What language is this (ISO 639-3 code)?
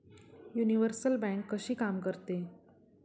mar